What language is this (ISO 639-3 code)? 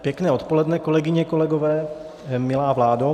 ces